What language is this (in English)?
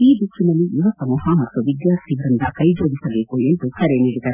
Kannada